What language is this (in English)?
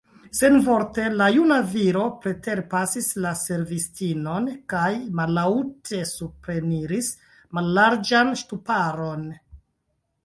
Esperanto